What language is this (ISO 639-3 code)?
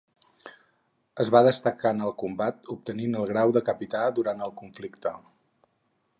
cat